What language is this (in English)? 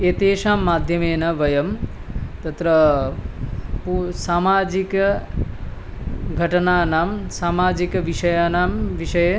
Sanskrit